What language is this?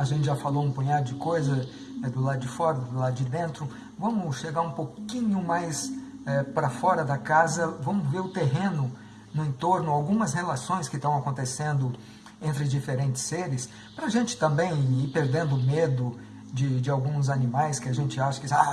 Portuguese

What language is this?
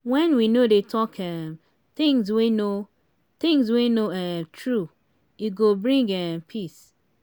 Nigerian Pidgin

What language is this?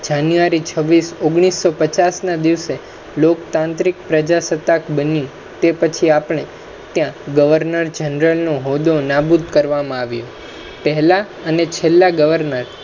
Gujarati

